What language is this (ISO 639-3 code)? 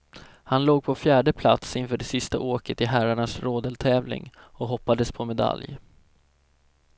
swe